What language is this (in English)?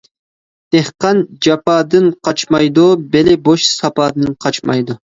Uyghur